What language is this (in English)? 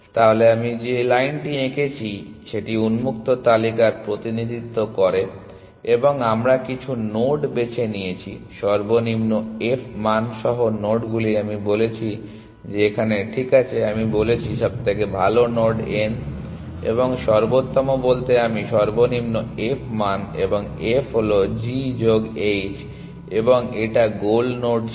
Bangla